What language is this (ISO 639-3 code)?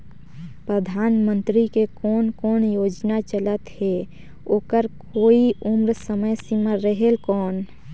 hne